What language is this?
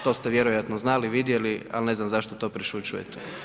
Croatian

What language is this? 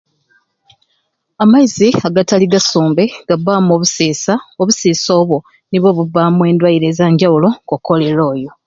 Ruuli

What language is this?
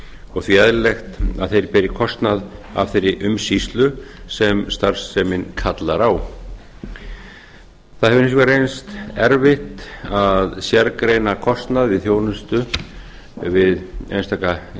Icelandic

